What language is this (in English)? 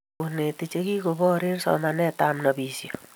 Kalenjin